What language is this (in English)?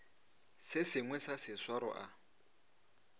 Northern Sotho